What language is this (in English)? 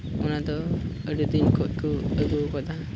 Santali